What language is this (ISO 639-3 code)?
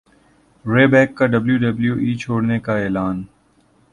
urd